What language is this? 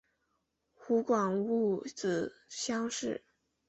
Chinese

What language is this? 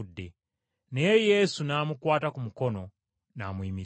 Ganda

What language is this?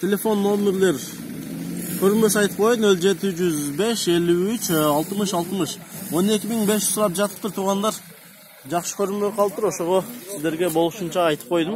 Turkish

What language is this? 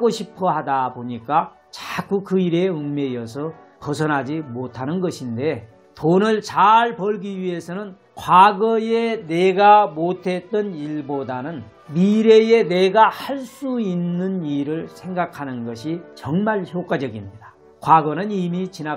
Korean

